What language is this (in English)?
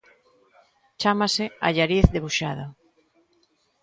Galician